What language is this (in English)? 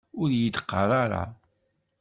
Kabyle